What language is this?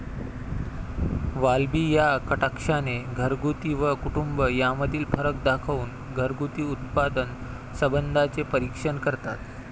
Marathi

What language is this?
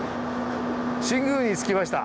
Japanese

